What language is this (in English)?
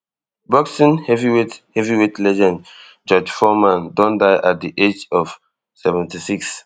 Nigerian Pidgin